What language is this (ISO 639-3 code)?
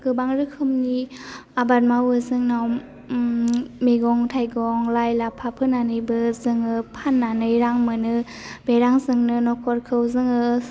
brx